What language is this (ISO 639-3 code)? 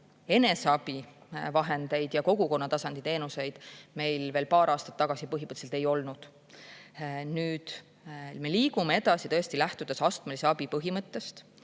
est